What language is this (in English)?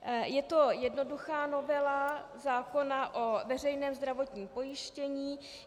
Czech